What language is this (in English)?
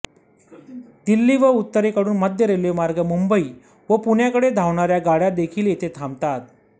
Marathi